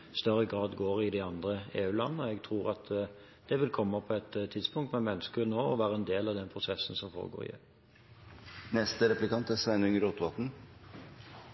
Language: Norwegian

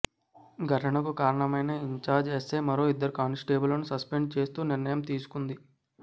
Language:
Telugu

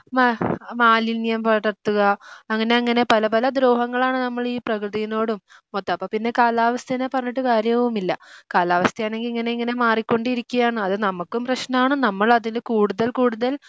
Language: Malayalam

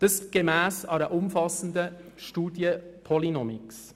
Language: Swiss German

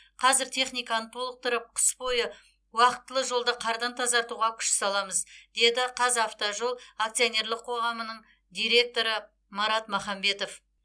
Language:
Kazakh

